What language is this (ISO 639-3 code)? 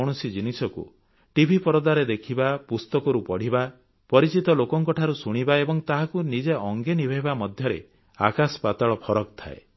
ori